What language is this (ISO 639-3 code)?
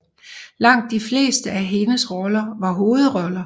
dan